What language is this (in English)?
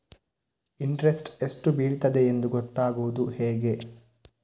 Kannada